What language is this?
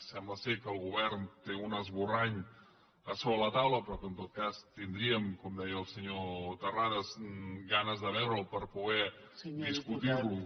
Catalan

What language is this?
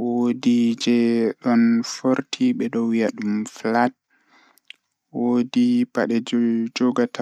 Fula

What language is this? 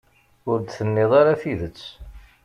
Kabyle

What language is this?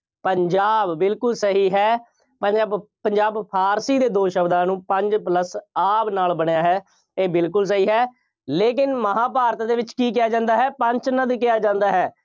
Punjabi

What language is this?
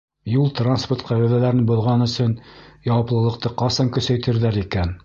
Bashkir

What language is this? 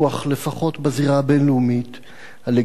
Hebrew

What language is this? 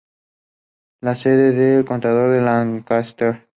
Spanish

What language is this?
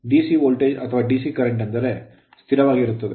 Kannada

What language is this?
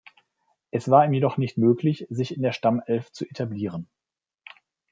German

